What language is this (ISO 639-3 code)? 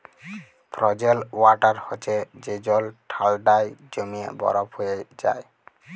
ben